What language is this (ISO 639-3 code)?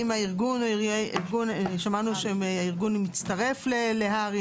heb